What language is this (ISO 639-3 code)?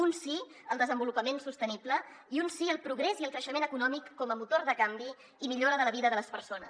cat